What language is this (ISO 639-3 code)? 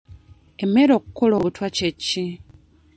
lug